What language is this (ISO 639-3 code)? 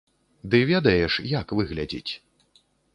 bel